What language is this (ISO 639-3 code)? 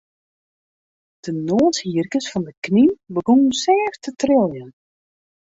fry